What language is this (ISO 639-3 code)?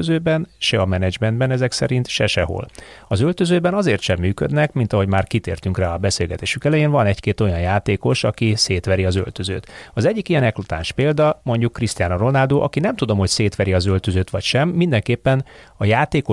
hun